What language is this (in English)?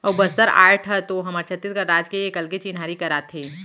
Chhattisgarhi